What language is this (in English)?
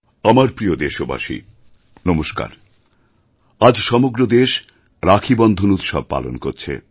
Bangla